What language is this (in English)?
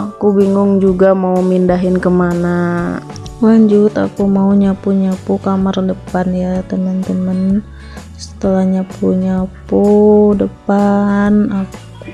Indonesian